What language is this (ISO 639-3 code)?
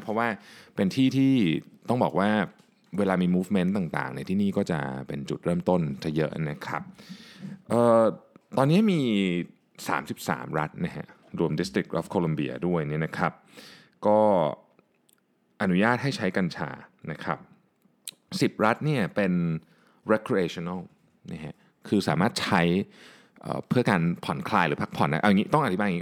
tha